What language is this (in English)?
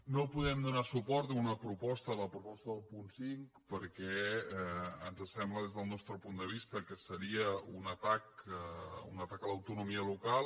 Catalan